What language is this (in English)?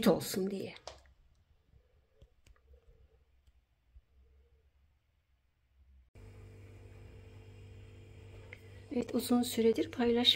Turkish